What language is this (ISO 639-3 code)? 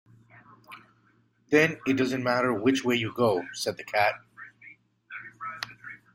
eng